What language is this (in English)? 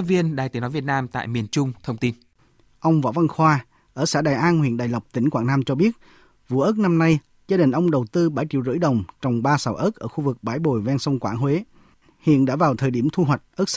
Vietnamese